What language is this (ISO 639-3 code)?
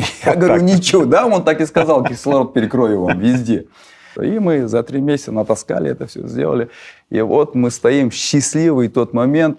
rus